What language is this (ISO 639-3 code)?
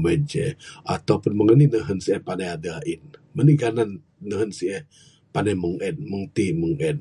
sdo